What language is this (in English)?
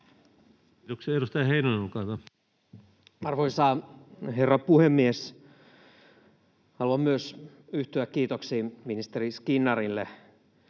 Finnish